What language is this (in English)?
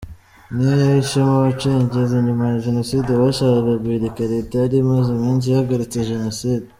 Kinyarwanda